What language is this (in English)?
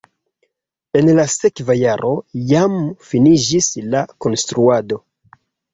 Esperanto